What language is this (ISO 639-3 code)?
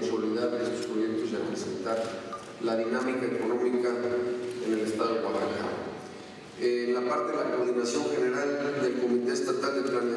spa